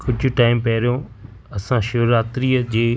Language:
Sindhi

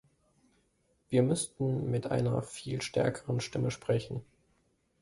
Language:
German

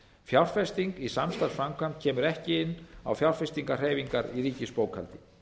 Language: Icelandic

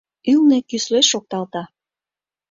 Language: Mari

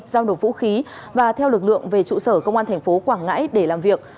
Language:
Vietnamese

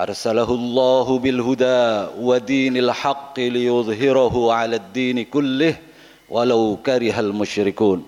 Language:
Indonesian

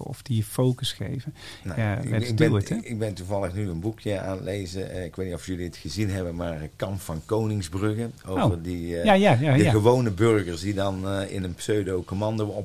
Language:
Dutch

